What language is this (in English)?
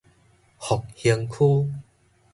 Min Nan Chinese